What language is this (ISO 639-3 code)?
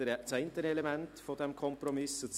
gsw